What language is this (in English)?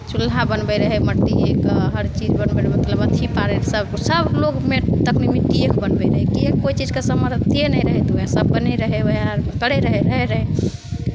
Maithili